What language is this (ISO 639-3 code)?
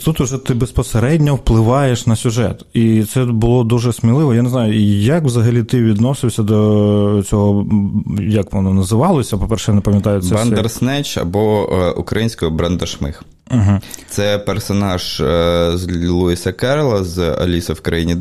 ukr